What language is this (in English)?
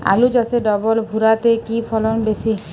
Bangla